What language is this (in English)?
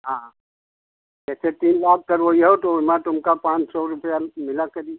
Hindi